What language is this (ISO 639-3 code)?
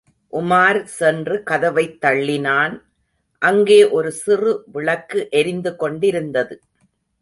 tam